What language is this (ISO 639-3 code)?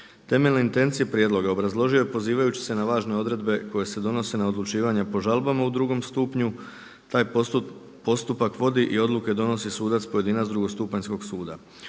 hrv